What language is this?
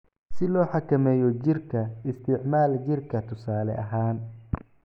Somali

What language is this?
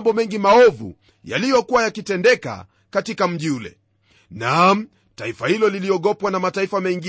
Swahili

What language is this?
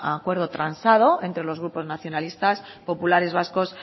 Spanish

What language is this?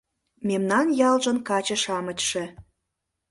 Mari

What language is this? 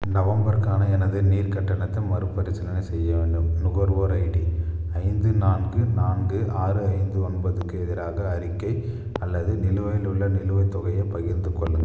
Tamil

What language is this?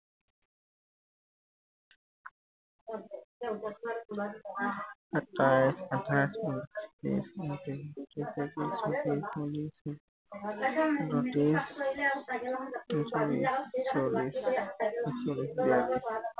Assamese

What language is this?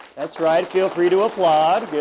English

